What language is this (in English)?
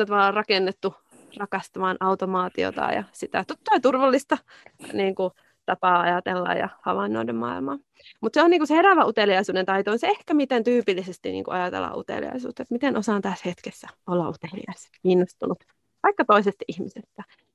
Finnish